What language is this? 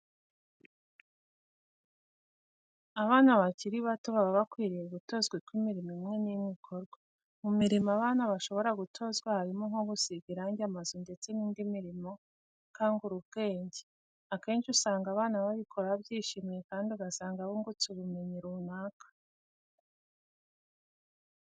Kinyarwanda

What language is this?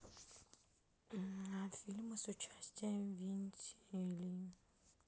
Russian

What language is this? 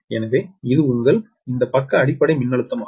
Tamil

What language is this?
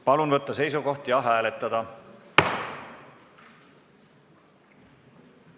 Estonian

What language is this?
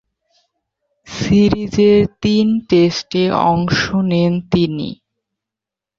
Bangla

